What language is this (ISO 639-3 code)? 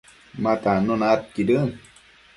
mcf